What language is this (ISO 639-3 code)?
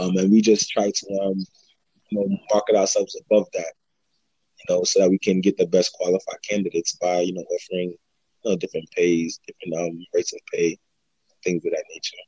eng